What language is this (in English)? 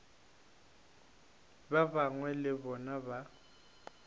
Northern Sotho